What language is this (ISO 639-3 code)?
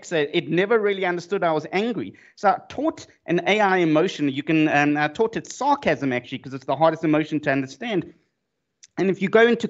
eng